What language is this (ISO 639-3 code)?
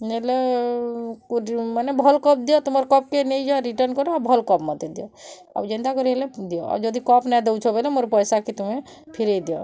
ori